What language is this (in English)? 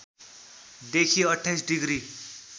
Nepali